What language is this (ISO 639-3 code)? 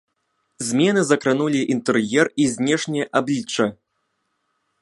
bel